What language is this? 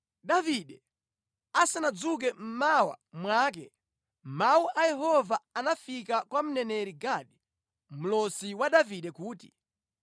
Nyanja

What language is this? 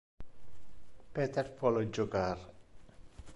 Interlingua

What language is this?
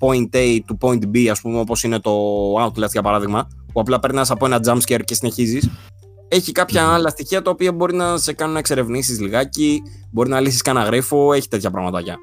Greek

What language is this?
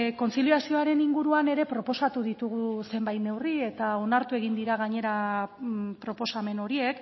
Basque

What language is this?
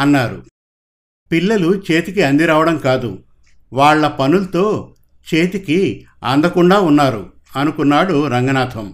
Telugu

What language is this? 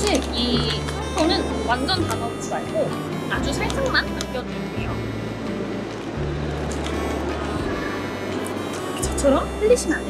Korean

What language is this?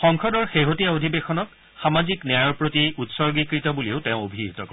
Assamese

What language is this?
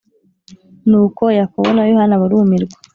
Kinyarwanda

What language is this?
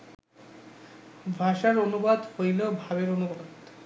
Bangla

